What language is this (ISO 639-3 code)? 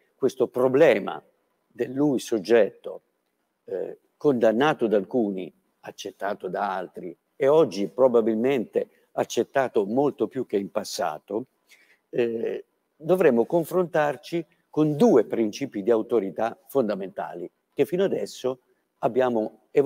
ita